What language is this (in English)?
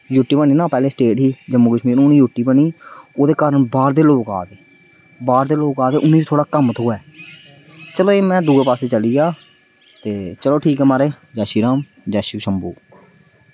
Dogri